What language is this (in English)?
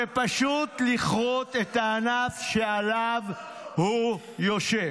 Hebrew